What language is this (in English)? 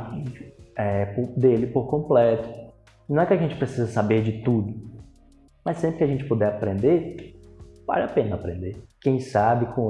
Portuguese